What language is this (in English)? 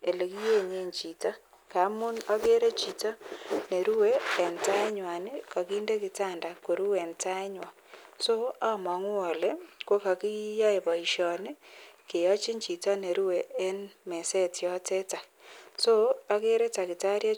Kalenjin